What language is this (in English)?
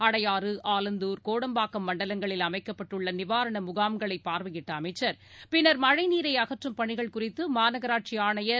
Tamil